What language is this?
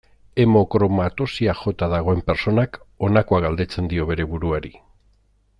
Basque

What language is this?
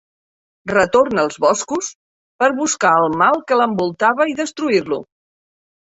Catalan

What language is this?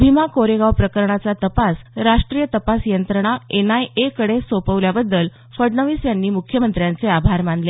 Marathi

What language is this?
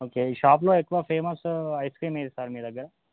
Telugu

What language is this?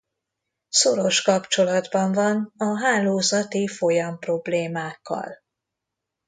Hungarian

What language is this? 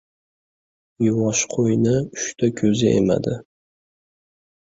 Uzbek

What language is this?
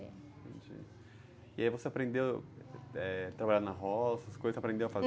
Portuguese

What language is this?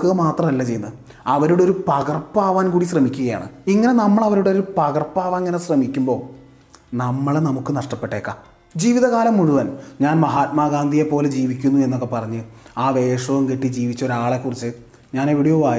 Malayalam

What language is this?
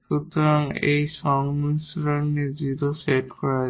Bangla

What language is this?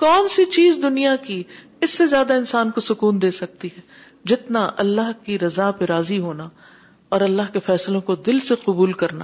Urdu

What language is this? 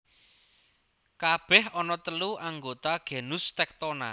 Javanese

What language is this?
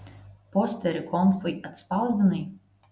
Lithuanian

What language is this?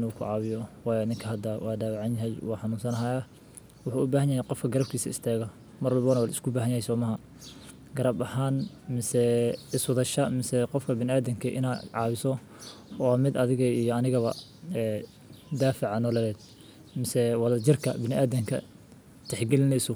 Somali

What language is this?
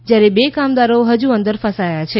Gujarati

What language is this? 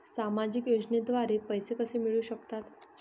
Marathi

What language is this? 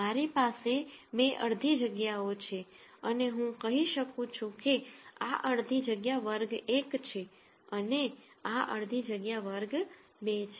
Gujarati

